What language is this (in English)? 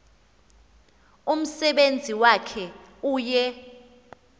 Xhosa